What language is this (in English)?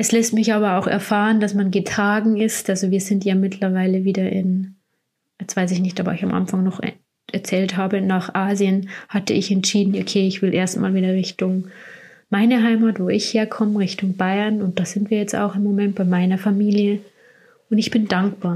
German